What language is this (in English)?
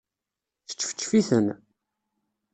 Kabyle